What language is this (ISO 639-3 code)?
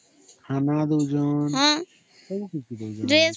ori